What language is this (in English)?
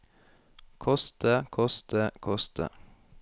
Norwegian